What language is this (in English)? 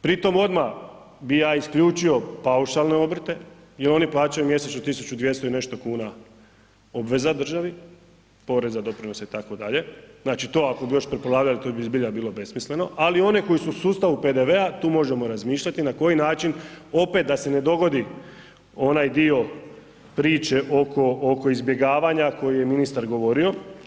Croatian